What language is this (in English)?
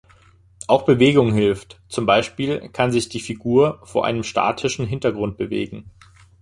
German